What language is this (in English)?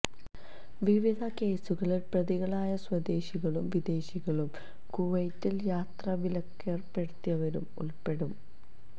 Malayalam